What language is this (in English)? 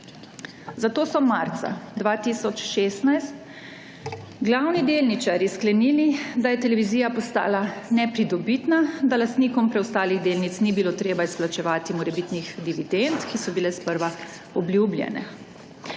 Slovenian